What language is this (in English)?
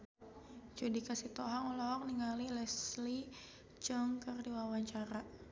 Sundanese